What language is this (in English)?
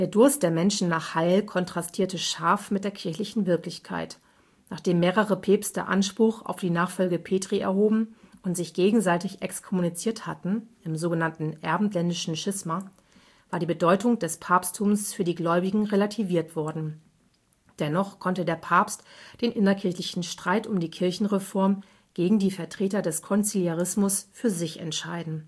German